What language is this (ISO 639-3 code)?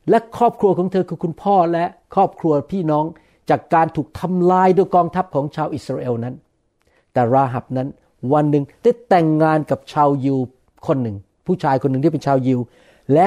tha